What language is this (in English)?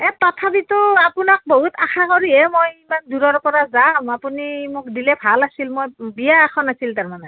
Assamese